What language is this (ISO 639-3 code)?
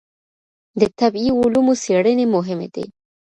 pus